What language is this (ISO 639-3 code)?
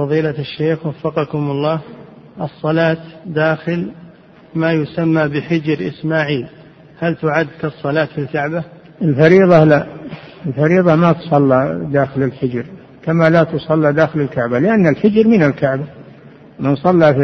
ara